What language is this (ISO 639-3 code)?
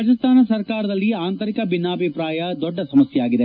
kan